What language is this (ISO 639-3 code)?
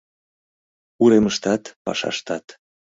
chm